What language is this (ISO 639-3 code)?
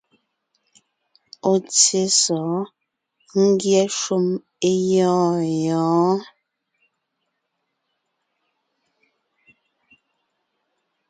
nnh